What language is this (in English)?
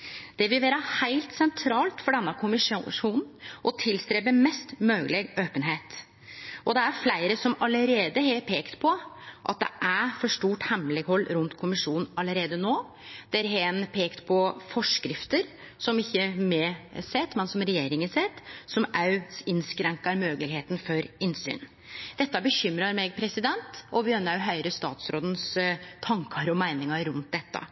Norwegian Nynorsk